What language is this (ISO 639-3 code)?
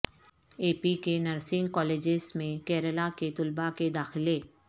urd